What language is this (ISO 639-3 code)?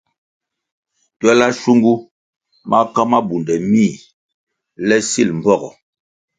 nmg